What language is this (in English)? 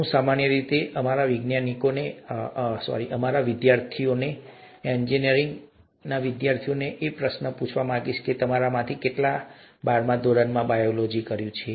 Gujarati